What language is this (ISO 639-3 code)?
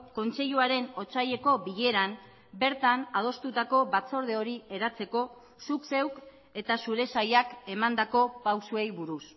eus